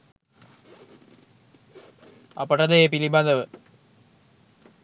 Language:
Sinhala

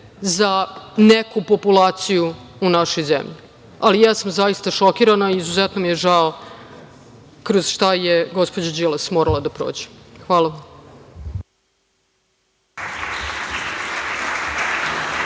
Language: Serbian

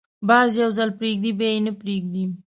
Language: Pashto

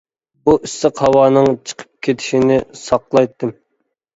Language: Uyghur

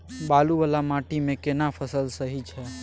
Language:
Maithili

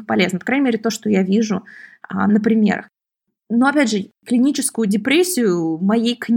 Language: Russian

